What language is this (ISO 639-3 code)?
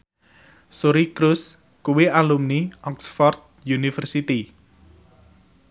jav